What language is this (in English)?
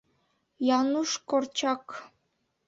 Bashkir